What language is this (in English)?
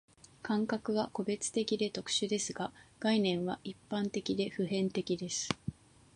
Japanese